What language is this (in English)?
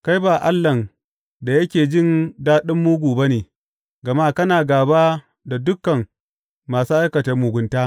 Hausa